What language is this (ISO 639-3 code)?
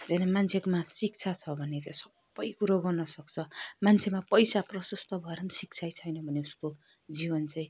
nep